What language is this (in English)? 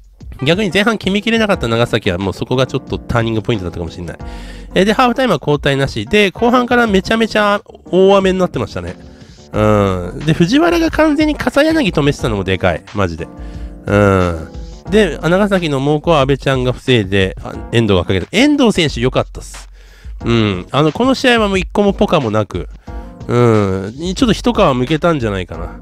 Japanese